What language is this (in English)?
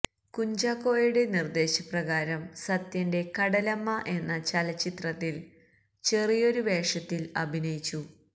Malayalam